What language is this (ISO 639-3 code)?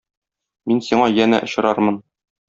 tat